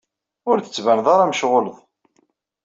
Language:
Kabyle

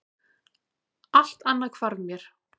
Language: Icelandic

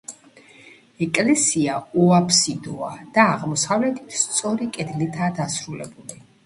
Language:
Georgian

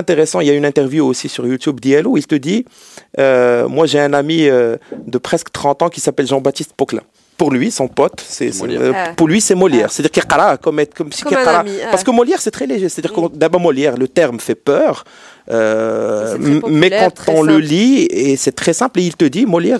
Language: French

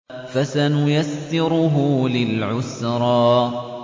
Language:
Arabic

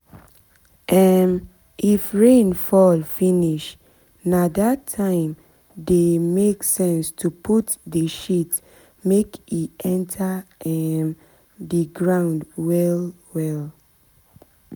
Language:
Nigerian Pidgin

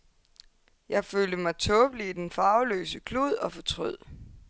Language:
Danish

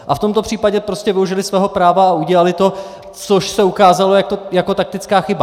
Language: Czech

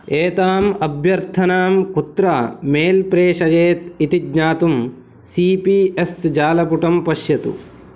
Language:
Sanskrit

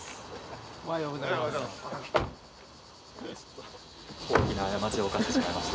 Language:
Japanese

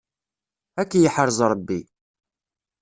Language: Kabyle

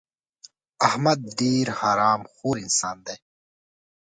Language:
Pashto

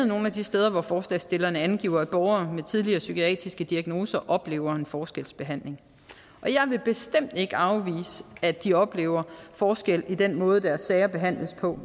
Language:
Danish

